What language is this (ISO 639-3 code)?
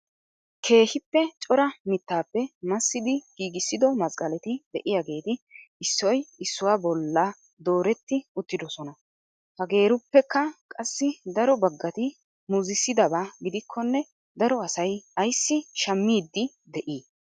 wal